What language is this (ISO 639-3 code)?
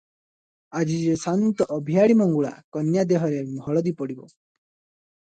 ori